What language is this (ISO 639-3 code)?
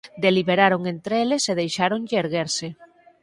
glg